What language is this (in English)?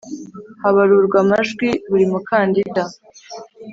Kinyarwanda